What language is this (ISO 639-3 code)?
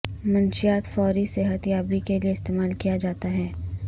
urd